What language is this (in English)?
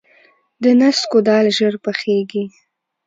Pashto